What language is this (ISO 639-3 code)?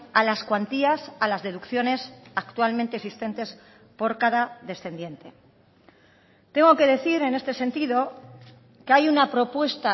spa